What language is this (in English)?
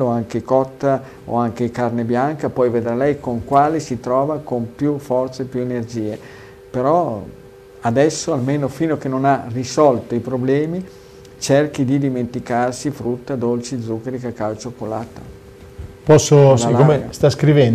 Italian